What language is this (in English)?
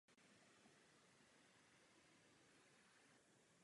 Czech